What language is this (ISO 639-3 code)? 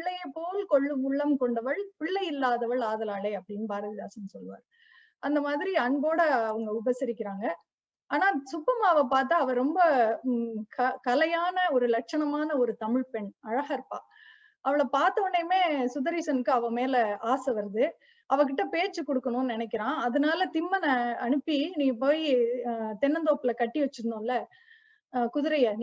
tam